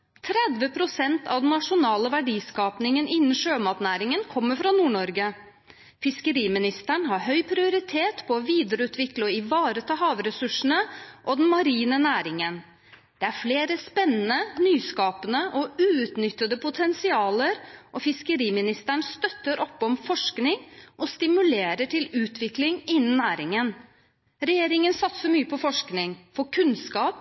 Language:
Norwegian Bokmål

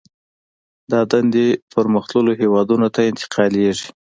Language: Pashto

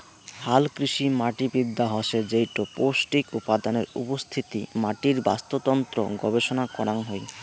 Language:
Bangla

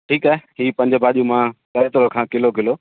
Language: Sindhi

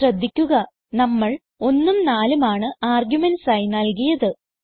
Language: Malayalam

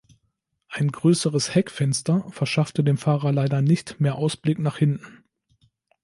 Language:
German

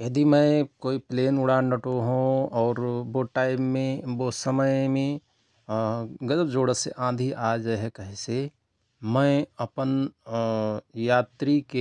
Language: Rana Tharu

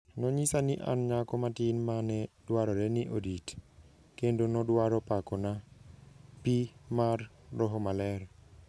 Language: Luo (Kenya and Tanzania)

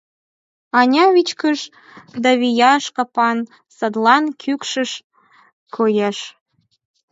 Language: Mari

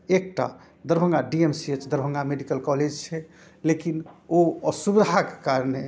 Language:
Maithili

